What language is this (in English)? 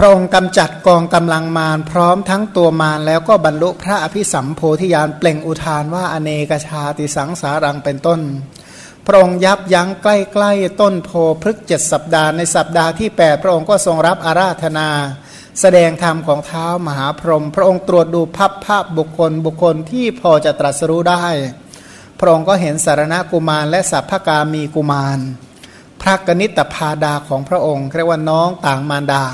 Thai